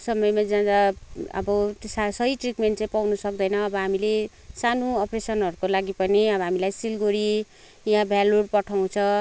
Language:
Nepali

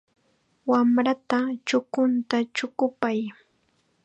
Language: Chiquián Ancash Quechua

